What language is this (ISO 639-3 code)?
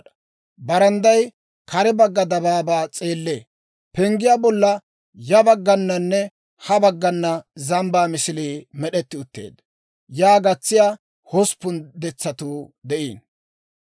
dwr